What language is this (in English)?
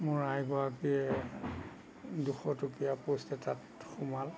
Assamese